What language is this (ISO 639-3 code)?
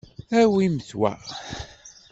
kab